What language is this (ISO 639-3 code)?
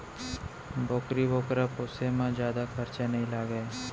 hne